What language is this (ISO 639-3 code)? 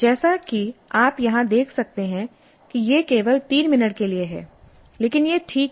hin